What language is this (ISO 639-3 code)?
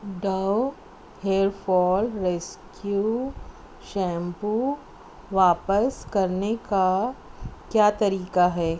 urd